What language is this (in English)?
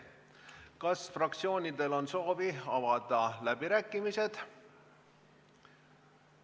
Estonian